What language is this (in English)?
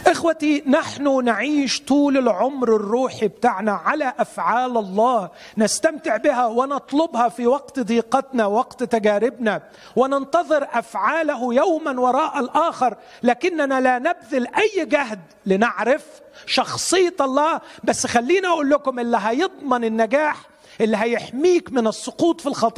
Arabic